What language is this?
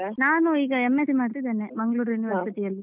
Kannada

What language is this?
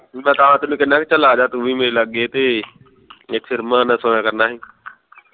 Punjabi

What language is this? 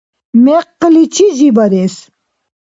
Dargwa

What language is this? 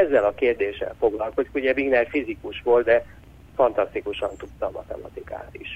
Hungarian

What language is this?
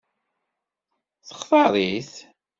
Kabyle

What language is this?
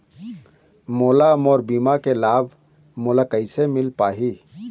Chhattisgarhi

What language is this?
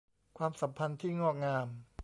Thai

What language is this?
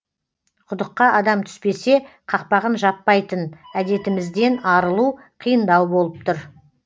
Kazakh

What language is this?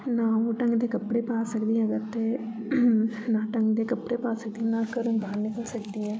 Dogri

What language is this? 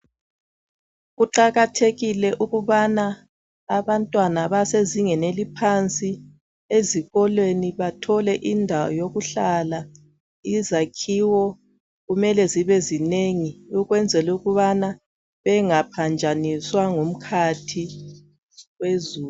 North Ndebele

